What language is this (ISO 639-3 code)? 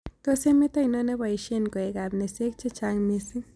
kln